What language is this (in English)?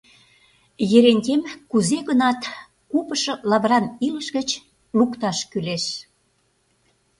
Mari